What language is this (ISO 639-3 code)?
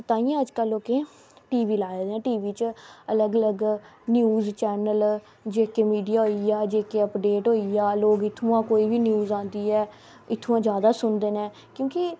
doi